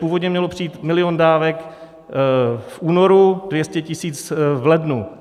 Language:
Czech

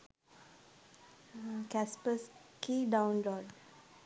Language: Sinhala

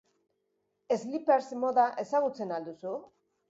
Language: Basque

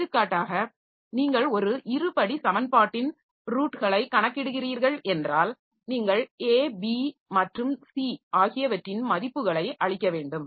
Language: Tamil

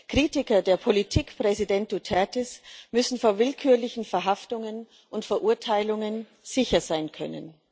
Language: German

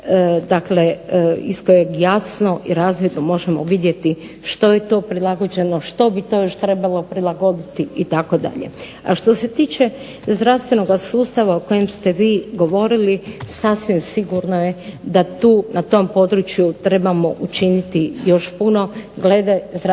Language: Croatian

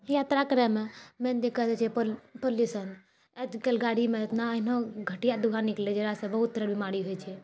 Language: Maithili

